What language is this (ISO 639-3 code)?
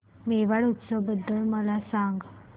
mar